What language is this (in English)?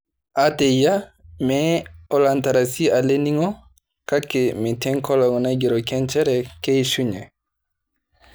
Masai